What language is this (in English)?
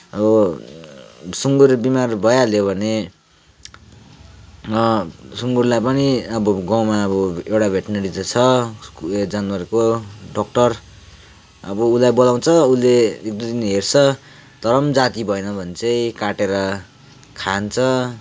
Nepali